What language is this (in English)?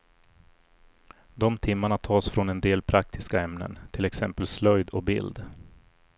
Swedish